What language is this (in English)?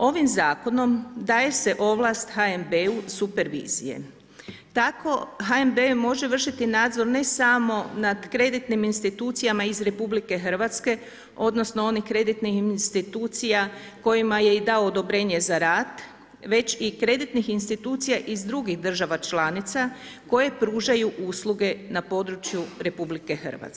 Croatian